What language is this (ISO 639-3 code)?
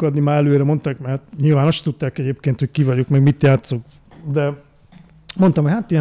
hun